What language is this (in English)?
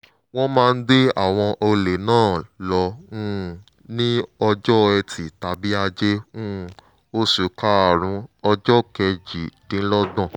Yoruba